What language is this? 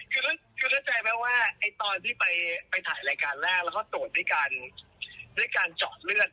Thai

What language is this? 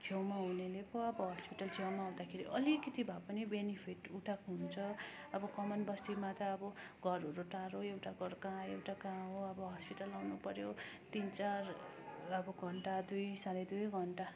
Nepali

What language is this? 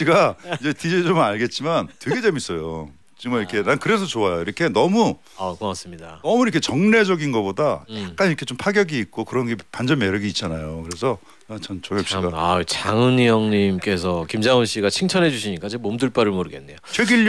Korean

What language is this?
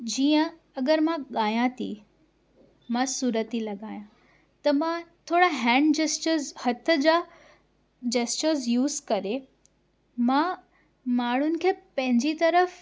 Sindhi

